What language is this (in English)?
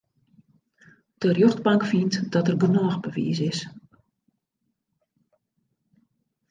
Western Frisian